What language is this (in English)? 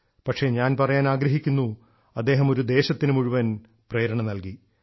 Malayalam